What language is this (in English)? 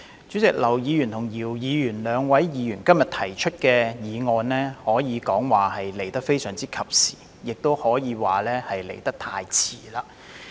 Cantonese